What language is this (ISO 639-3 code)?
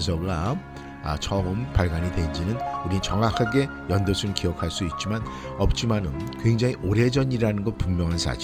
kor